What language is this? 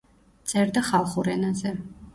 Georgian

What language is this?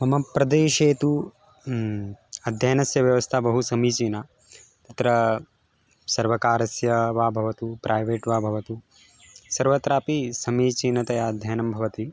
Sanskrit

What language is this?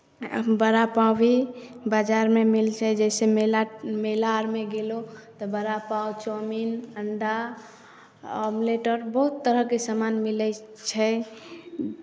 Maithili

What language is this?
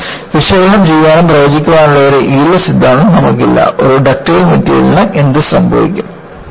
Malayalam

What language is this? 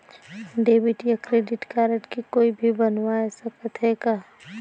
Chhattisgarhi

